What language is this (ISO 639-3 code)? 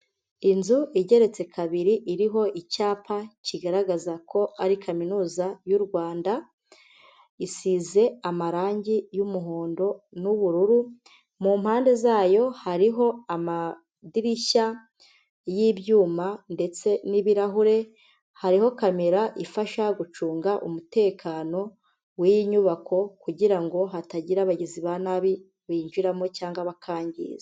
kin